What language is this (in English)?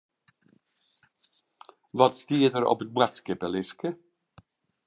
Western Frisian